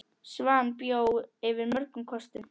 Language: Icelandic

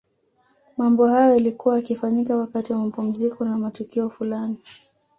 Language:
Swahili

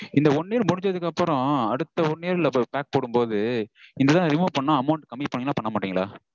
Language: Tamil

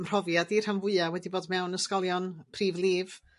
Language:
Welsh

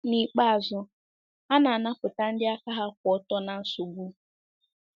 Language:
Igbo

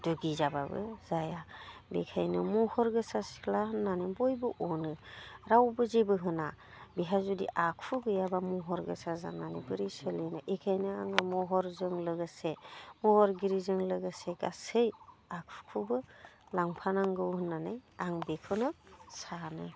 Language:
Bodo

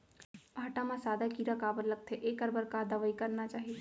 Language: Chhattisgarhi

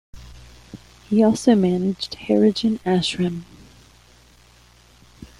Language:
English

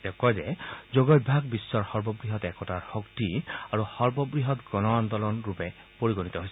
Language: Assamese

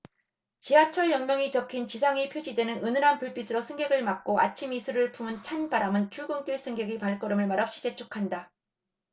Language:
Korean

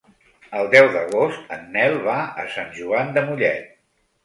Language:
Catalan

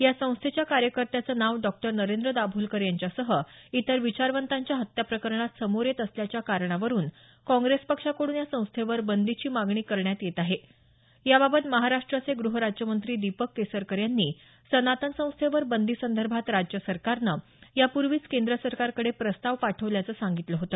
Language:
Marathi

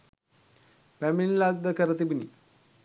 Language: Sinhala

